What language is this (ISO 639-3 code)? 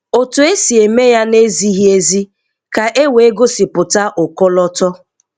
ibo